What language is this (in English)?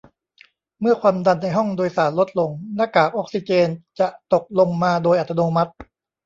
Thai